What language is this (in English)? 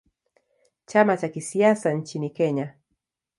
Swahili